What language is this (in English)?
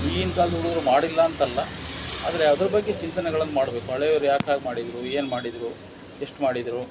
Kannada